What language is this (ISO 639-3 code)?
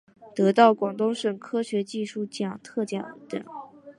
zho